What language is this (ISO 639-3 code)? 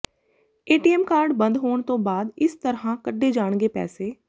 pan